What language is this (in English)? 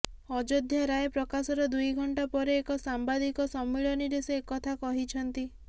Odia